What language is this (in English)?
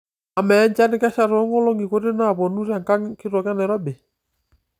Masai